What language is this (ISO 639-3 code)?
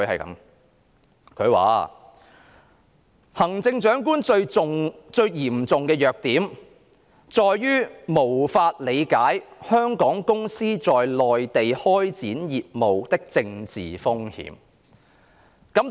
yue